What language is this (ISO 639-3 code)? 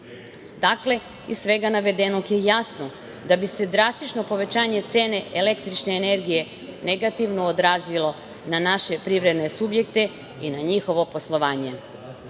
srp